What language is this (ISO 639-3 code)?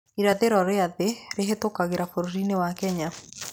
kik